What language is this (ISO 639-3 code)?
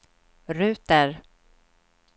swe